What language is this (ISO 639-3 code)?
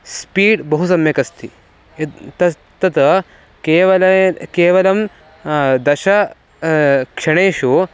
san